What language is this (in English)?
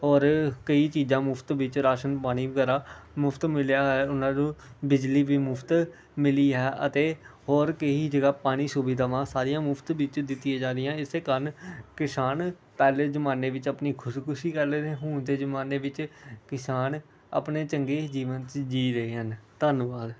Punjabi